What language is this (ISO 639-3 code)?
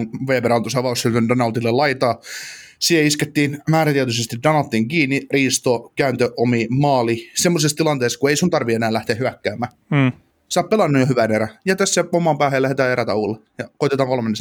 fin